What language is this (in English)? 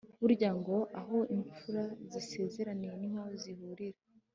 Kinyarwanda